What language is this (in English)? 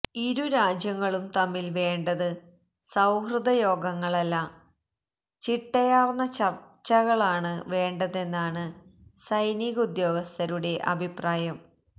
Malayalam